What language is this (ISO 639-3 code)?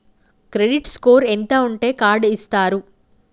tel